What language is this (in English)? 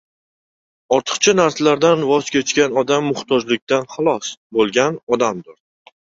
Uzbek